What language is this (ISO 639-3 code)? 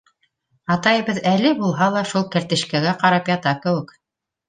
bak